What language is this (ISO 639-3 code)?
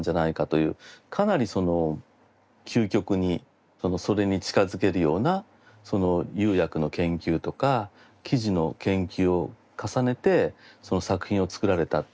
jpn